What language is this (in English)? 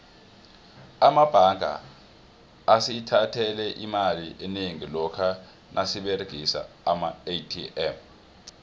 South Ndebele